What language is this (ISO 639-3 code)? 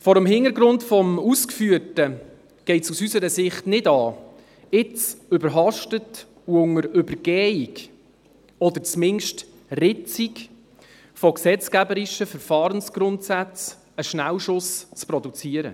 gsw